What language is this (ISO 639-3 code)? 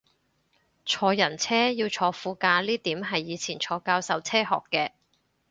yue